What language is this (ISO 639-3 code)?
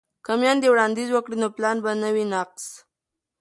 pus